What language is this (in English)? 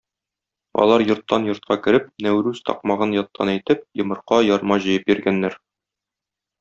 Tatar